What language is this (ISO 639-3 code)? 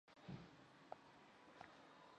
zho